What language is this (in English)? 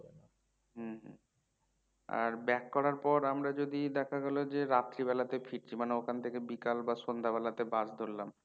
Bangla